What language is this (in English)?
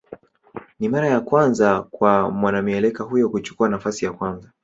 Swahili